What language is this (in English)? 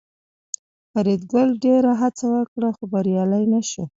Pashto